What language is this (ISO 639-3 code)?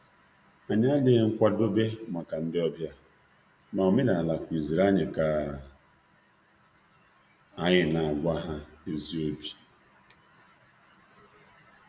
ibo